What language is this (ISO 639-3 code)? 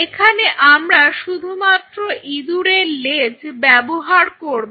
ben